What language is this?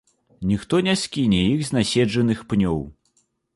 Belarusian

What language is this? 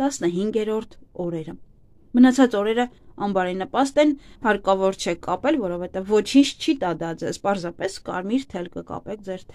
Turkish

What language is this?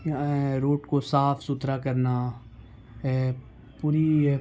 Urdu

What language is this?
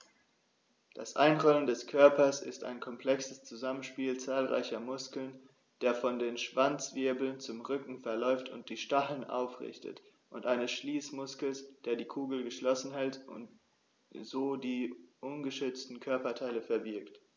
German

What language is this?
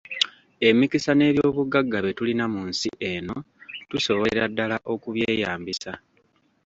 Ganda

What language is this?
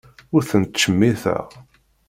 Kabyle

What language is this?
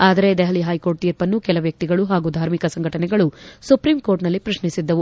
Kannada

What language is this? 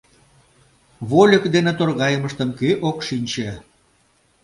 Mari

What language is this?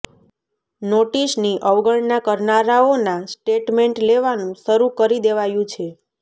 Gujarati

